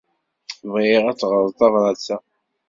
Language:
Kabyle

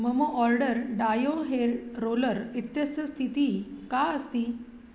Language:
Sanskrit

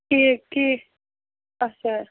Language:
Kashmiri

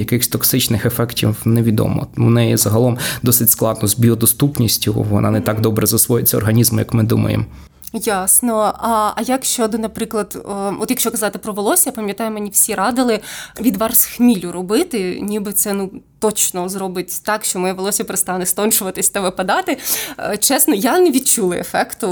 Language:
Ukrainian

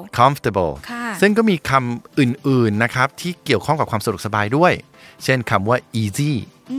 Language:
Thai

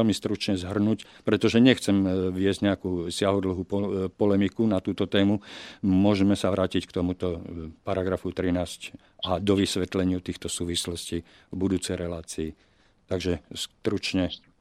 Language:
Slovak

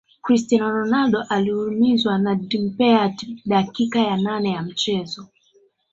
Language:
Swahili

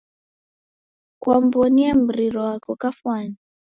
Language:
Taita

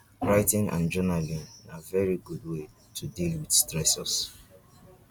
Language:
Nigerian Pidgin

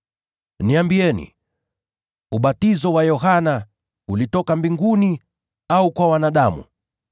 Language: Swahili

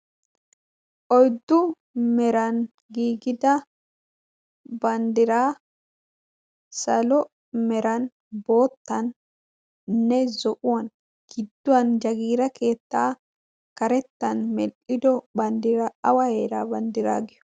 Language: Wolaytta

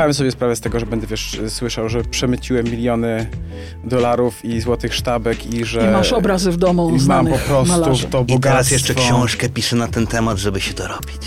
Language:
Polish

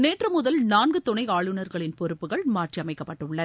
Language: Tamil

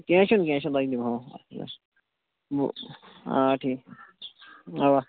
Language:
Kashmiri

